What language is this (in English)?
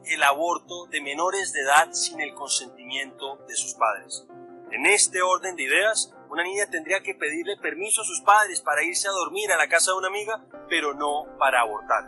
Spanish